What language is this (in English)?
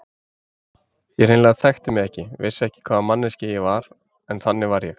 Icelandic